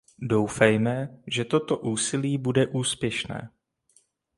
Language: Czech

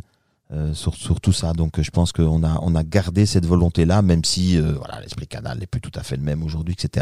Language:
French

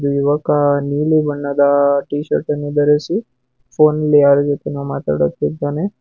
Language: Kannada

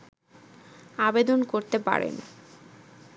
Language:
Bangla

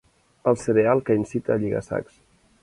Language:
Catalan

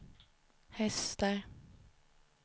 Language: Swedish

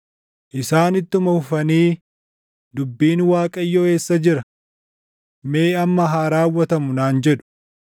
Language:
Oromo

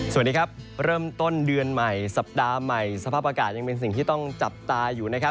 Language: Thai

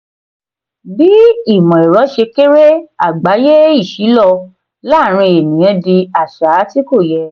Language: Yoruba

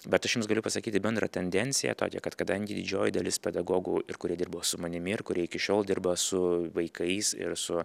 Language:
Lithuanian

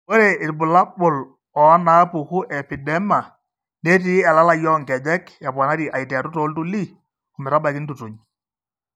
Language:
Masai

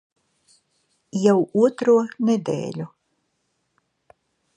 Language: Latvian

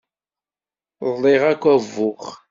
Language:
Kabyle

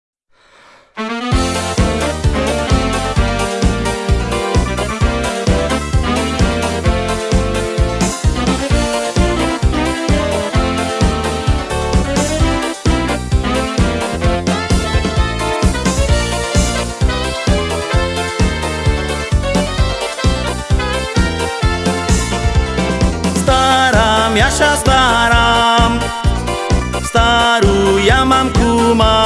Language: Slovak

